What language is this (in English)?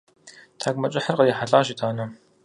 Kabardian